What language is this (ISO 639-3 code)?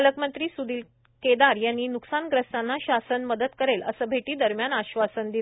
mar